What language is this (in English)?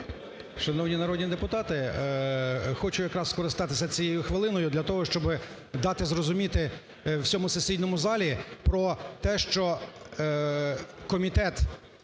Ukrainian